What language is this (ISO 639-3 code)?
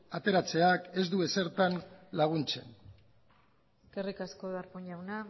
eus